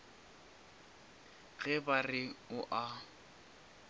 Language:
Northern Sotho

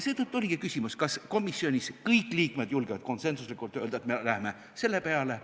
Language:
Estonian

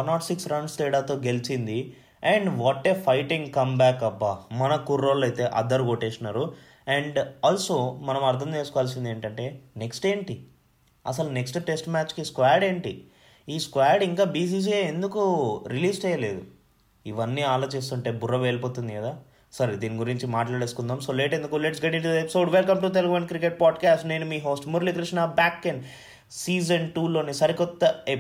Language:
Telugu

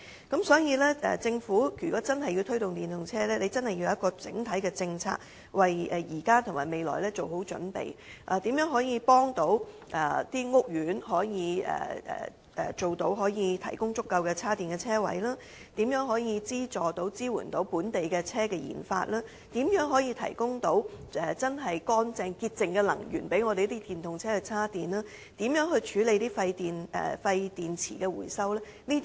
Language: Cantonese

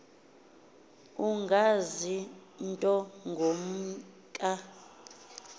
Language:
Xhosa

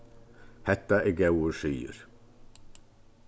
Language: Faroese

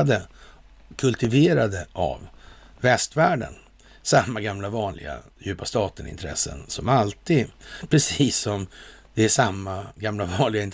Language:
Swedish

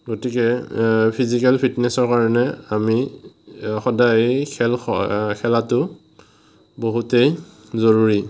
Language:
Assamese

